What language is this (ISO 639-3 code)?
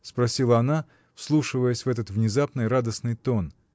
rus